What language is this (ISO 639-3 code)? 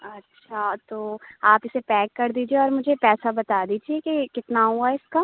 urd